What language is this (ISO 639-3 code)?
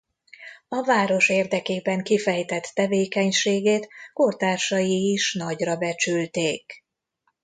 hun